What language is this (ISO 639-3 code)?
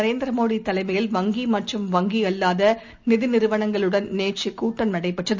tam